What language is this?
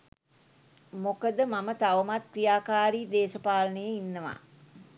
Sinhala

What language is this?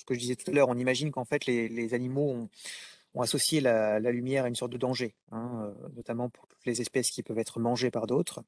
French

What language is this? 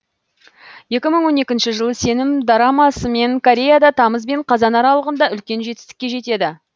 Kazakh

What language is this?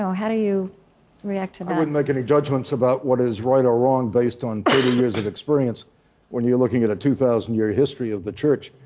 English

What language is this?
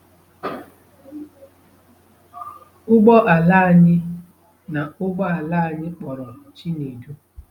Igbo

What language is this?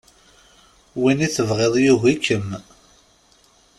Kabyle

